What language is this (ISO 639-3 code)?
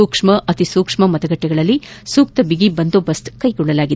kan